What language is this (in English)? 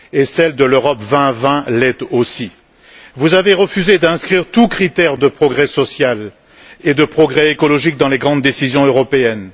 French